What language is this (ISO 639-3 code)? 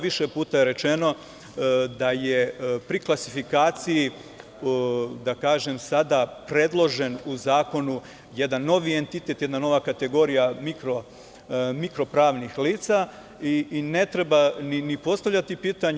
srp